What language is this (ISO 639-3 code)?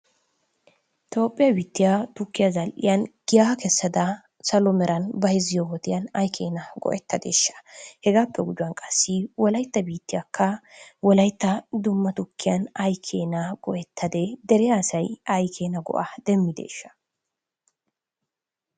wal